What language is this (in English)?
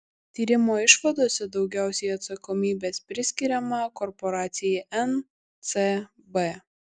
Lithuanian